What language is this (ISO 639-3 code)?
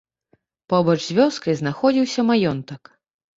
bel